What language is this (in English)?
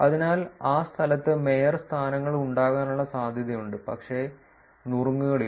Malayalam